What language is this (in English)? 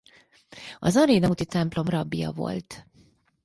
Hungarian